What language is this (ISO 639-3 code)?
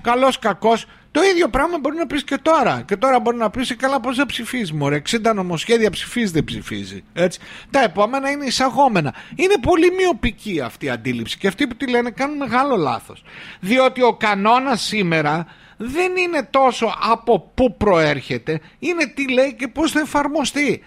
ell